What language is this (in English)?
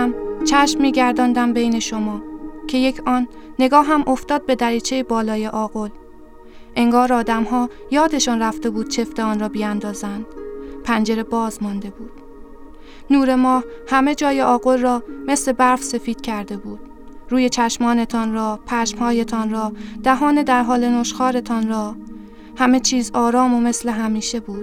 Persian